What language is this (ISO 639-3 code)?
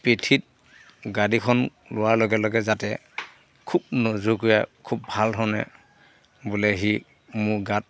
asm